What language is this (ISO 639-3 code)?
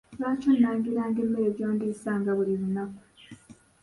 lug